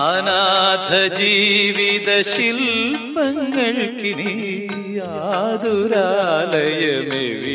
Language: Malayalam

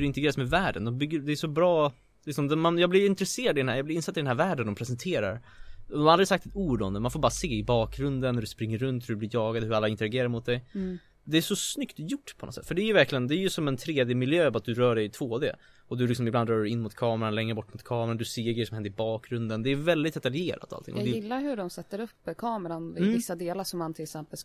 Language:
Swedish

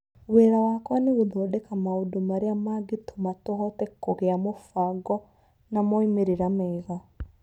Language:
Kikuyu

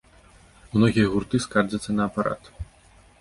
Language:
Belarusian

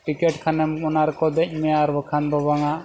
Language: Santali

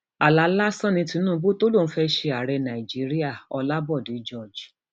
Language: Yoruba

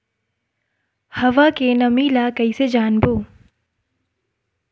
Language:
Chhattisgarhi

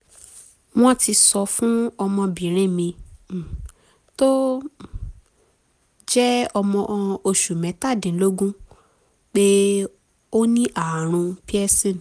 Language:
Yoruba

